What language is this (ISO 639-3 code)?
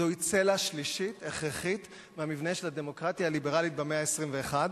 heb